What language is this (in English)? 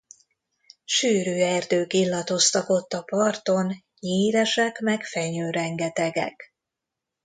Hungarian